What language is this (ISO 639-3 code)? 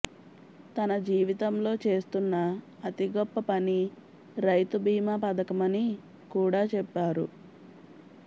tel